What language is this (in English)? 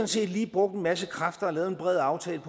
Danish